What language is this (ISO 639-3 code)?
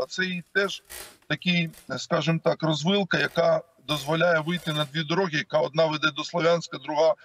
ukr